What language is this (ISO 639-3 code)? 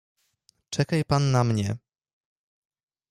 pol